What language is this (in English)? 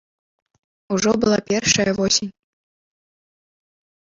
Belarusian